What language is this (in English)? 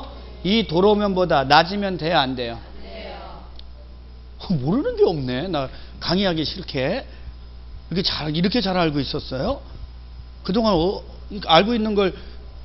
Korean